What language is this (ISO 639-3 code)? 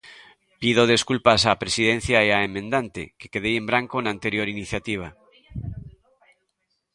glg